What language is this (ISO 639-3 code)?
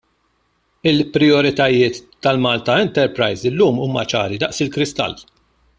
mlt